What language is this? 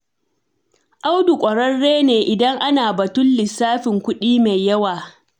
Hausa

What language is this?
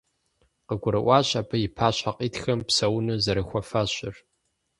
Kabardian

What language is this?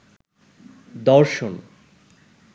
Bangla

